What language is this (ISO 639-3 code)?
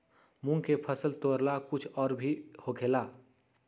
mag